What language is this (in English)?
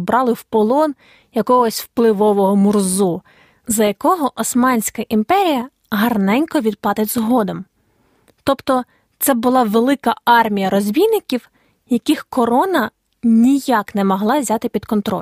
Ukrainian